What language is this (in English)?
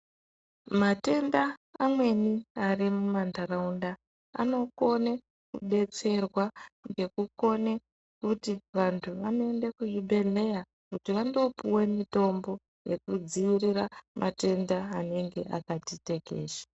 Ndau